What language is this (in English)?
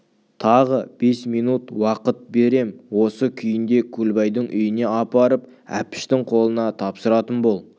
Kazakh